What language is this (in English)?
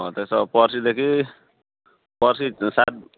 Nepali